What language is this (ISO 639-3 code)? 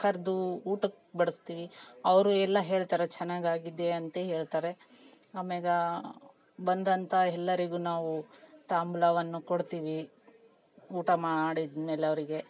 kan